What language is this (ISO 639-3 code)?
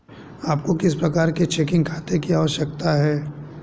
hin